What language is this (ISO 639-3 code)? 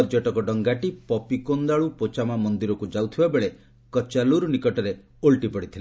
ori